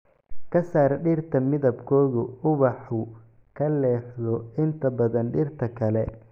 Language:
Somali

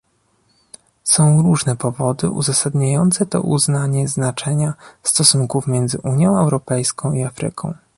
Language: Polish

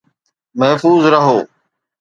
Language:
Sindhi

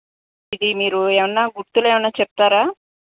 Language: Telugu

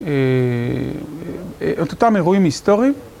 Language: Hebrew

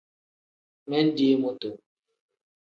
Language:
Tem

